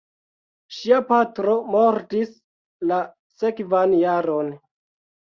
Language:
Esperanto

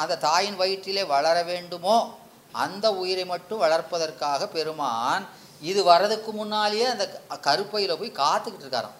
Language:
Tamil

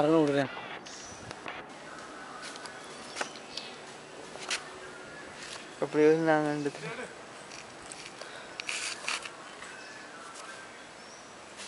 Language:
Indonesian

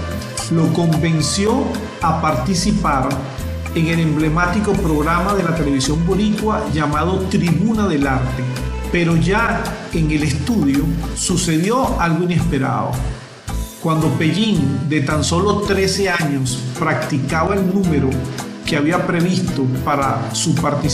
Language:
Spanish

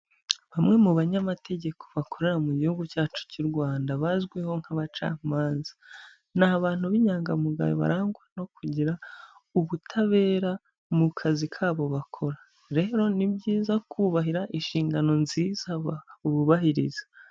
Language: Kinyarwanda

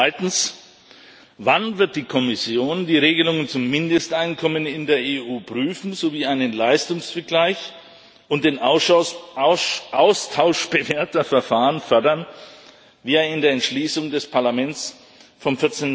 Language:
German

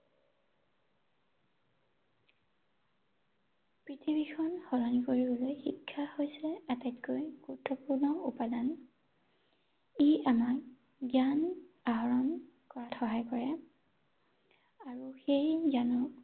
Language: Assamese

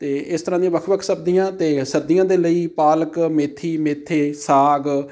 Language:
Punjabi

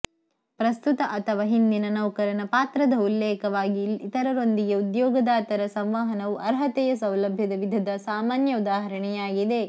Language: Kannada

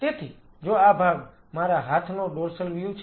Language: Gujarati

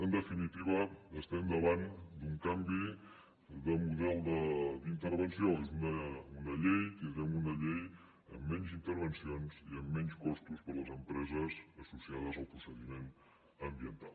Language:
Catalan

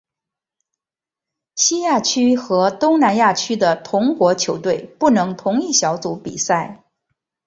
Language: Chinese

